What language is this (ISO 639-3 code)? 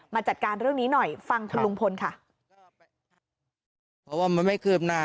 tha